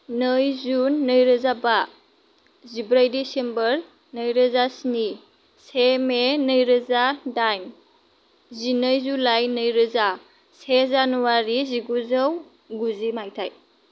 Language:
Bodo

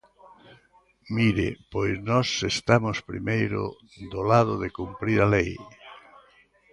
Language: Galician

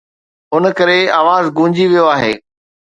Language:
Sindhi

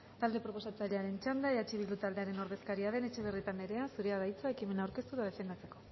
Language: Basque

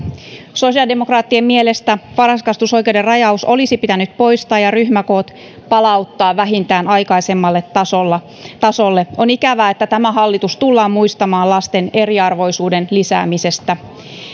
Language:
Finnish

